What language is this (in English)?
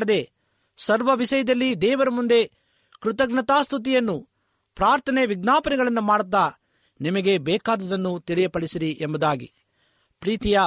Kannada